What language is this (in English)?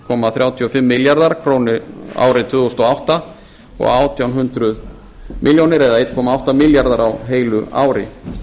Icelandic